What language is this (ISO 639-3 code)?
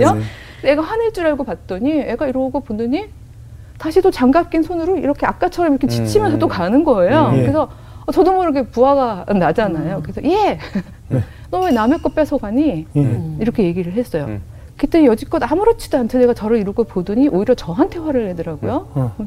kor